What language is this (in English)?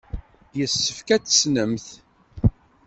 Kabyle